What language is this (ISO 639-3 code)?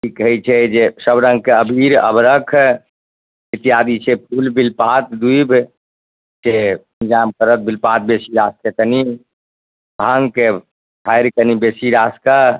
mai